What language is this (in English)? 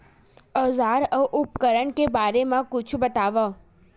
Chhattisgarhi